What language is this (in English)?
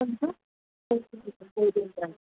Sindhi